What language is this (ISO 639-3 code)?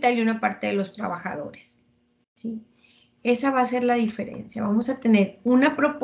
spa